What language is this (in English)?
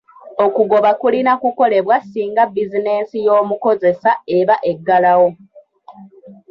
Ganda